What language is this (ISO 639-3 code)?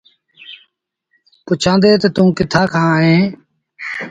sbn